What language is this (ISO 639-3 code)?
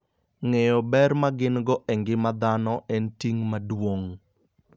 luo